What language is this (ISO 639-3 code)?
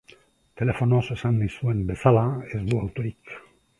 eus